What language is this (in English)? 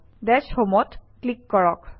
Assamese